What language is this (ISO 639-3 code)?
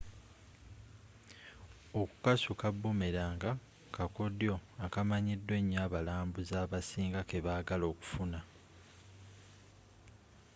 lug